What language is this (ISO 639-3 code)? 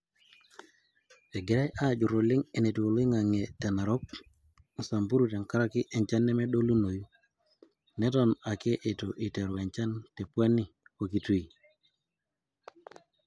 mas